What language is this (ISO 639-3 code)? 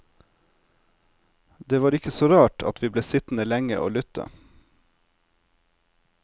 nor